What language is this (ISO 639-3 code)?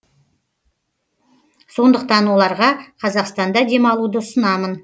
kaz